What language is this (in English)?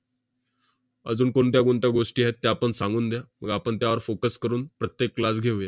Marathi